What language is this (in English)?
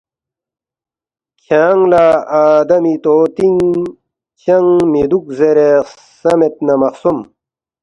Balti